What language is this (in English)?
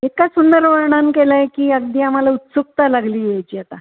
Marathi